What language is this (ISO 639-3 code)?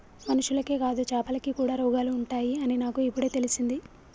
tel